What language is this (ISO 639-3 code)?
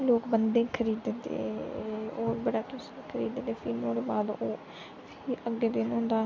doi